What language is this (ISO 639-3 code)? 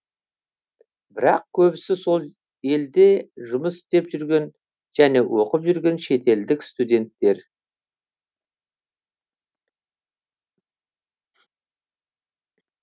kaz